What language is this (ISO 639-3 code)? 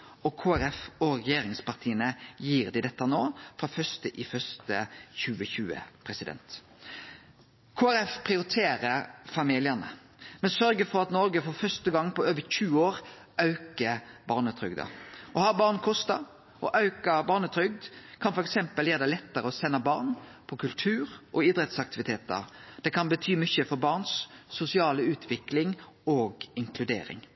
nno